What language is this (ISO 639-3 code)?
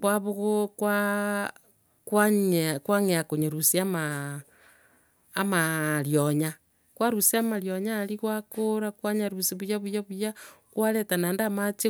guz